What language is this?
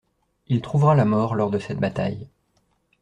French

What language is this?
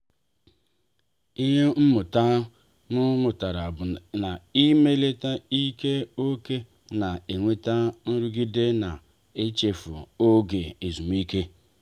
Igbo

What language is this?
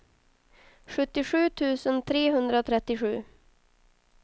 Swedish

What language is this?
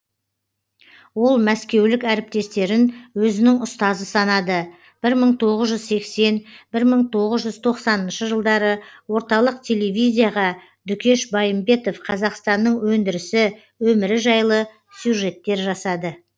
Kazakh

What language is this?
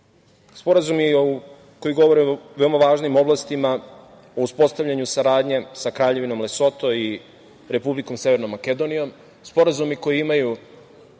Serbian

